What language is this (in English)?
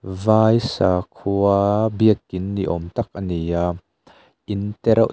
Mizo